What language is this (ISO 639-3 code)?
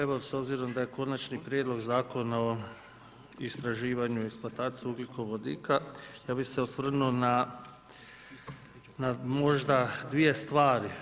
hrv